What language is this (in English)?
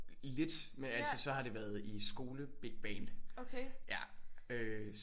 Danish